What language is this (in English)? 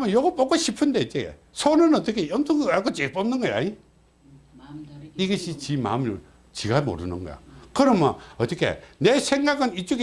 Korean